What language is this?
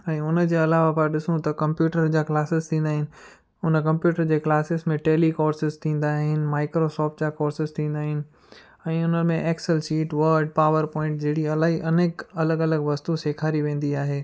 Sindhi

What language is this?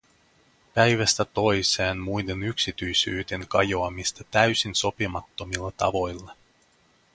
Finnish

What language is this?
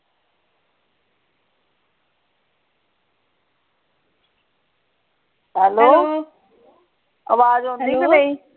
Punjabi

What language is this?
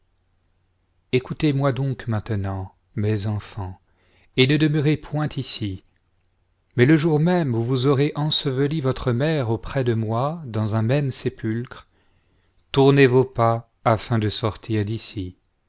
French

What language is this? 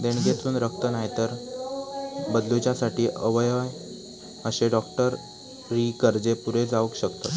Marathi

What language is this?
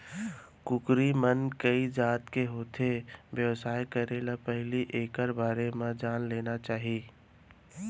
Chhattisgarhi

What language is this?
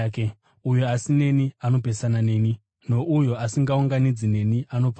Shona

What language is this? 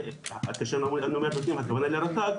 Hebrew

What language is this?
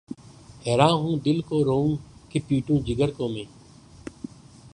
Urdu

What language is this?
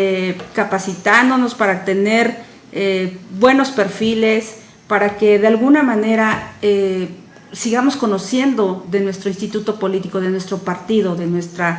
Spanish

